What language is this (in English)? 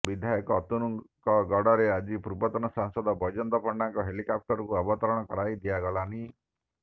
Odia